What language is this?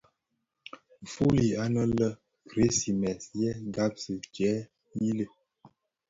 Bafia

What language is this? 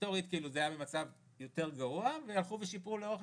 Hebrew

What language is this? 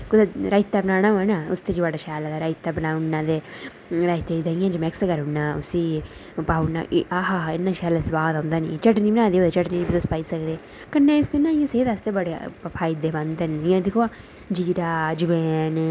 Dogri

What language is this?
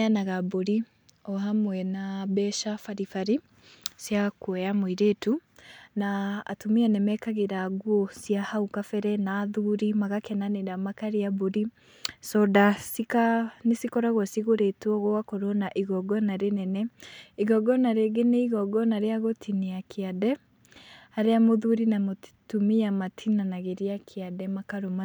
Kikuyu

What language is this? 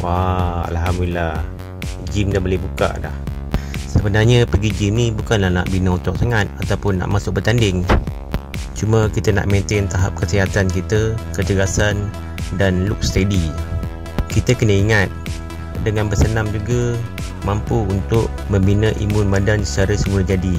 Malay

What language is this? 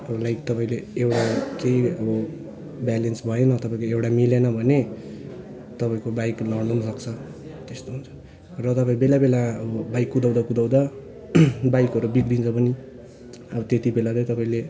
Nepali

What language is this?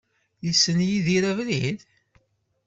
Kabyle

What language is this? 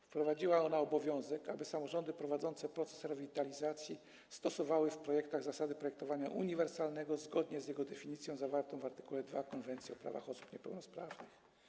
Polish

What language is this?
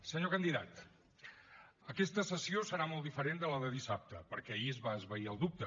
Catalan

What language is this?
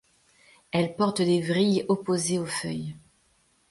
French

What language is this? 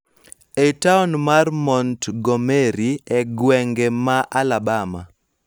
Luo (Kenya and Tanzania)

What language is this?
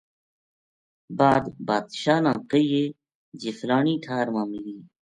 Gujari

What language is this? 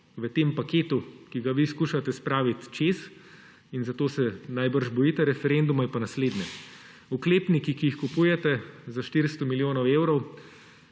Slovenian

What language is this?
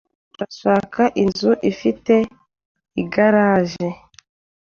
Kinyarwanda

